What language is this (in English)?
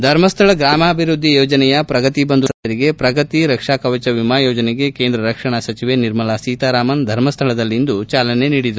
Kannada